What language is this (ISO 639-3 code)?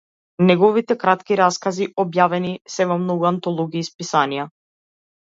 mkd